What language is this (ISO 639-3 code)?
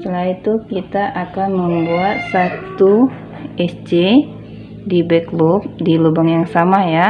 ind